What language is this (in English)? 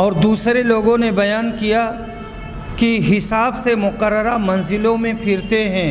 Hindi